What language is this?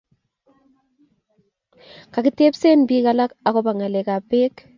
Kalenjin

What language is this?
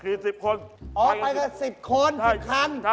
Thai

